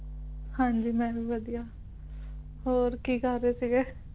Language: Punjabi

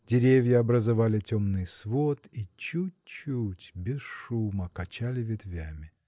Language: Russian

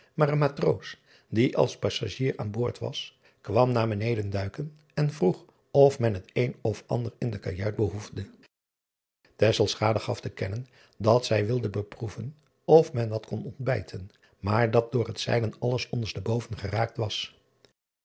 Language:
Dutch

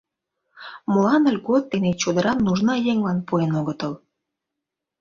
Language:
Mari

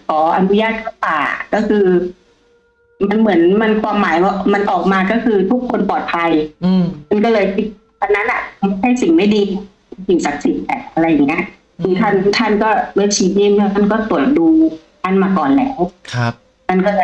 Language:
Thai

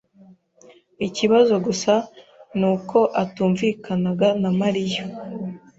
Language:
Kinyarwanda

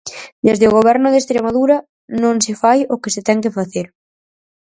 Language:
Galician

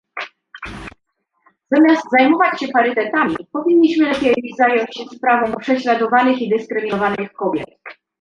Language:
Polish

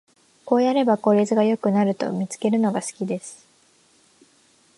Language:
Japanese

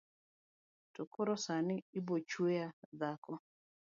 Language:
Luo (Kenya and Tanzania)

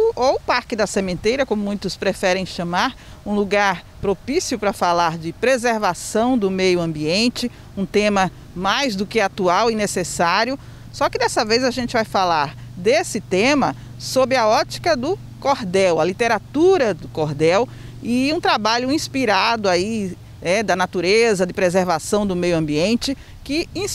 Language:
Portuguese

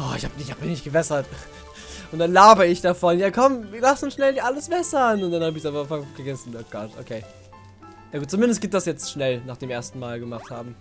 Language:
German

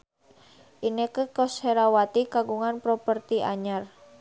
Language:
Sundanese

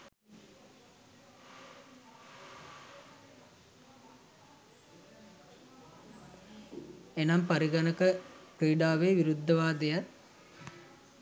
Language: Sinhala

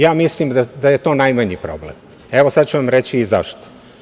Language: Serbian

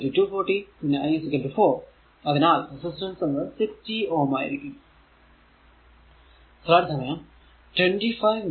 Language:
Malayalam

